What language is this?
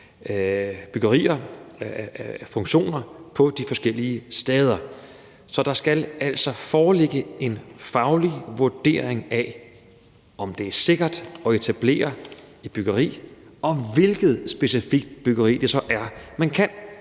Danish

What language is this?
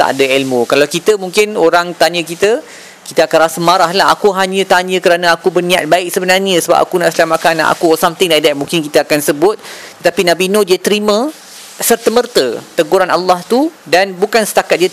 Malay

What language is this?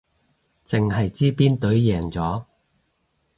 Cantonese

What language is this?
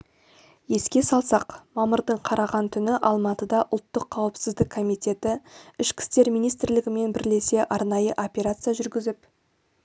Kazakh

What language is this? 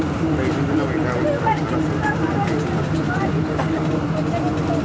Kannada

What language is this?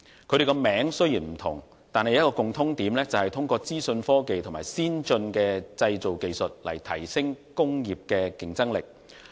Cantonese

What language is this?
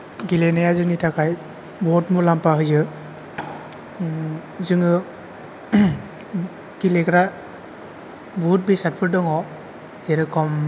Bodo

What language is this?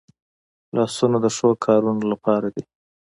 Pashto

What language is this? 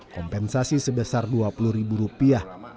Indonesian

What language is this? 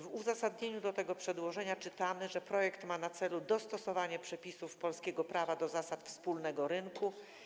Polish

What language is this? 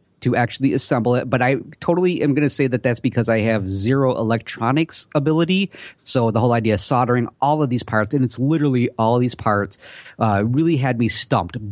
English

